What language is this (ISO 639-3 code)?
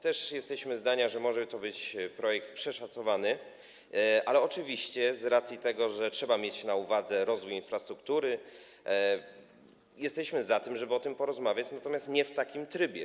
pol